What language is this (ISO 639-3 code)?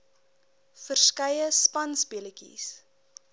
afr